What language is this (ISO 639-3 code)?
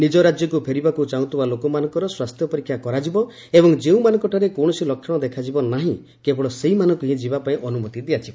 ori